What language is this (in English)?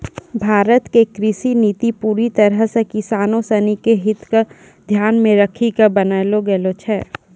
Maithili